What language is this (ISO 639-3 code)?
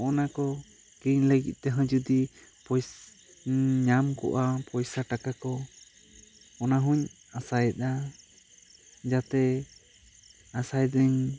sat